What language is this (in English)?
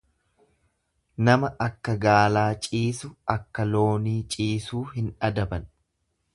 Oromo